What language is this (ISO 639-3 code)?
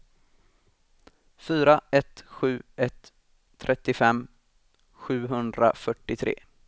swe